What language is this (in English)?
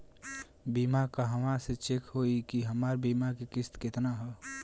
Bhojpuri